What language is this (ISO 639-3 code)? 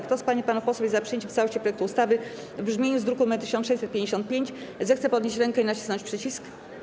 pol